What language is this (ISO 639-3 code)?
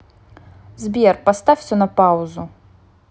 rus